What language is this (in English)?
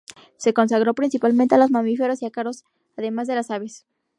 Spanish